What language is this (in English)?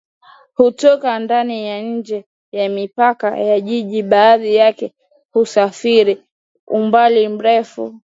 Swahili